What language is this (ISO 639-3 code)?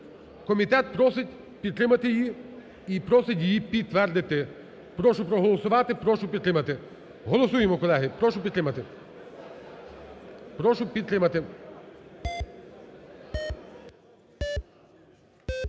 ukr